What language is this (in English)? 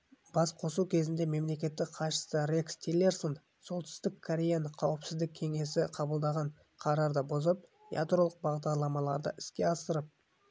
Kazakh